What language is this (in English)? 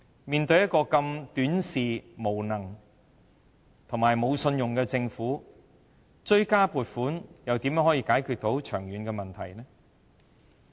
Cantonese